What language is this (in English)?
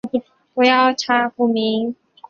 Chinese